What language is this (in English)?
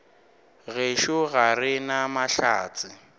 Northern Sotho